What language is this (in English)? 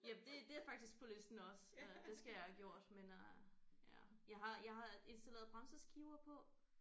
Danish